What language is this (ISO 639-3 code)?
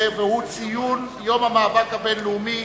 heb